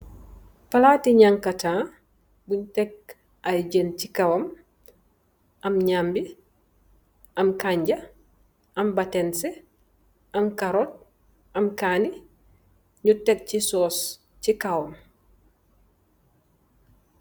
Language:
Wolof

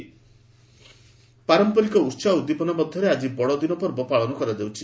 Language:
Odia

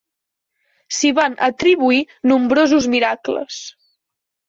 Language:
Catalan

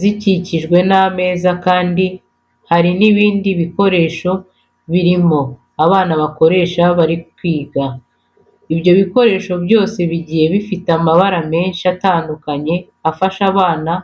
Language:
Kinyarwanda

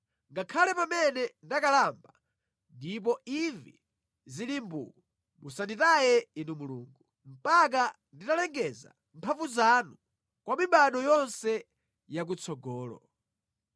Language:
Nyanja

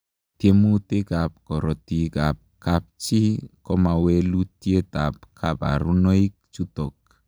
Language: Kalenjin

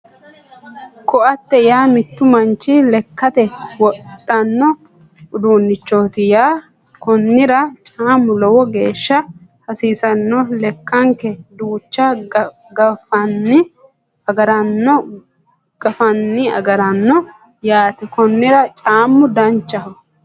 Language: Sidamo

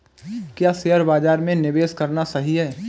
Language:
Hindi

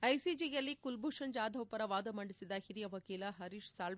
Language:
Kannada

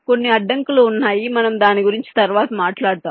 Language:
Telugu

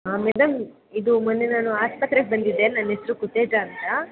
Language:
Kannada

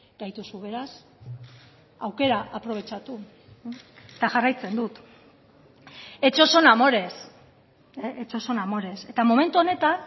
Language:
Basque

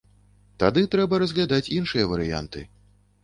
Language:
Belarusian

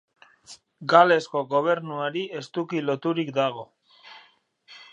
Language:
Basque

